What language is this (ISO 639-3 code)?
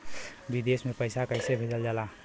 bho